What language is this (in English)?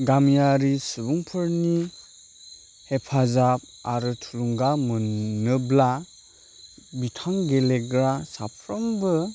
Bodo